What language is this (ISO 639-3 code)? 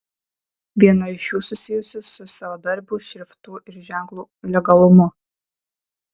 lit